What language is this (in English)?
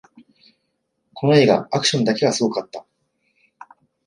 Japanese